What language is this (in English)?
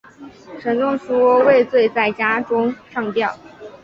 Chinese